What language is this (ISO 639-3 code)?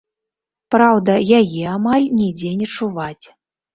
bel